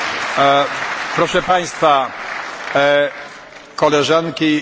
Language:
Polish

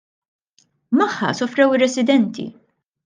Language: Maltese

